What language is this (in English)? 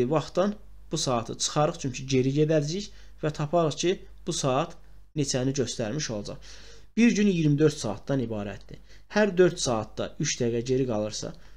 Turkish